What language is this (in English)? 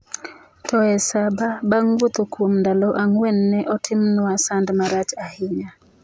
Luo (Kenya and Tanzania)